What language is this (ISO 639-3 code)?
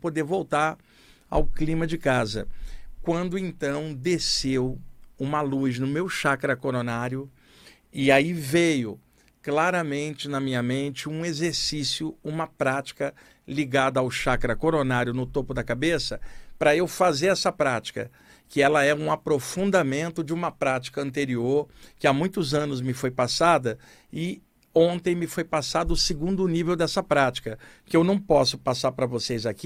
por